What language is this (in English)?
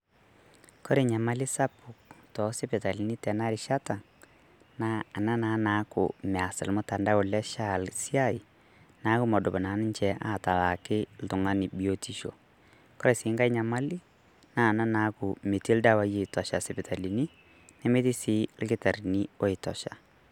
Masai